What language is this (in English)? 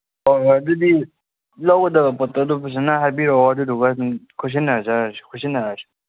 Manipuri